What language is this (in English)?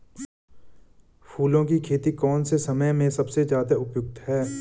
Hindi